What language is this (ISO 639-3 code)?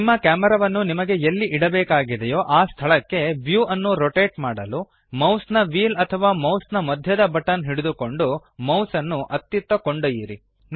kan